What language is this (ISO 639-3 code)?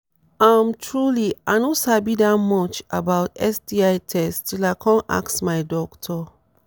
pcm